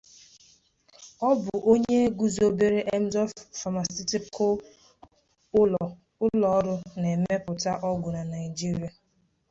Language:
Igbo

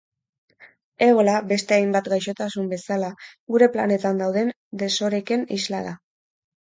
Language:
Basque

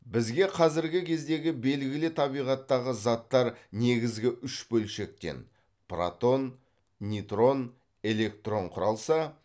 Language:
Kazakh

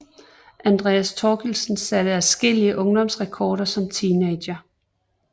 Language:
Danish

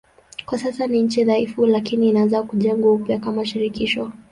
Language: Swahili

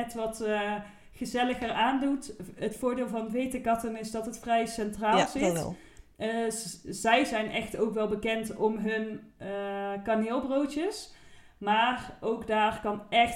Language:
Dutch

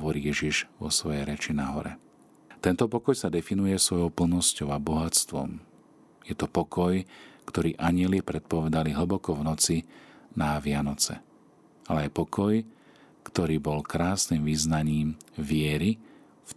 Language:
Slovak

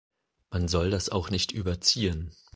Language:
German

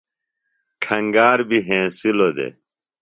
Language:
Phalura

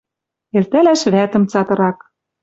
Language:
Western Mari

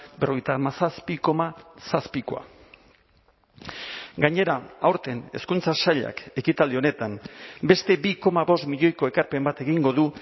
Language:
Basque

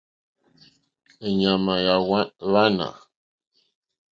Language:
Mokpwe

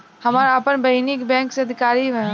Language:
Bhojpuri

